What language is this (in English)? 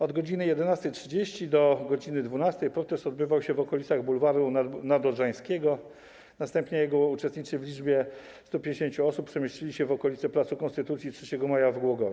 Polish